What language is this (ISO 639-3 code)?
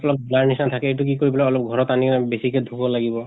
asm